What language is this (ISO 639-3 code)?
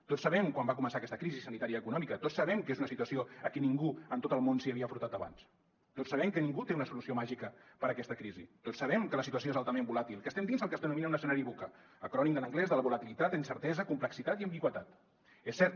cat